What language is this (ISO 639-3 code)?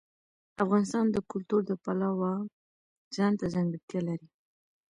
pus